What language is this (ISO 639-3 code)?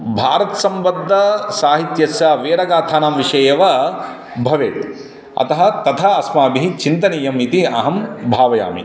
san